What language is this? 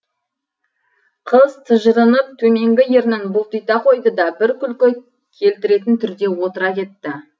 Kazakh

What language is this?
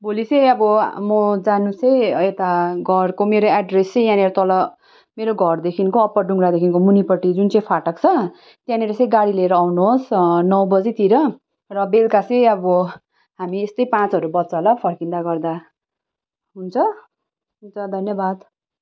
Nepali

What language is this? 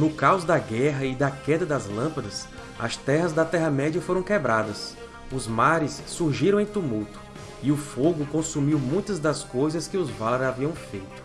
Portuguese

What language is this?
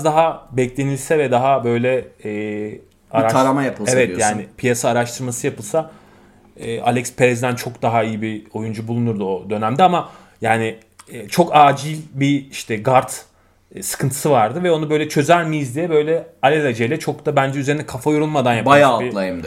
Turkish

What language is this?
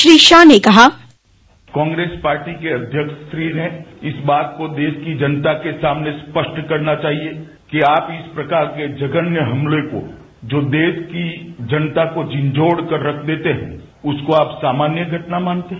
Hindi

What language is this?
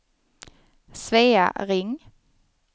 Swedish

